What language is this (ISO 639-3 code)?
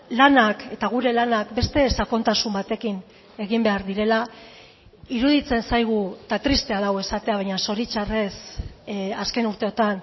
eus